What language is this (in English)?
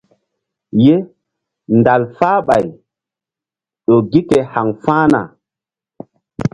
Mbum